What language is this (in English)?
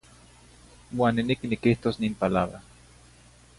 Zacatlán-Ahuacatlán-Tepetzintla Nahuatl